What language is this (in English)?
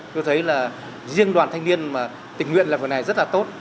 Vietnamese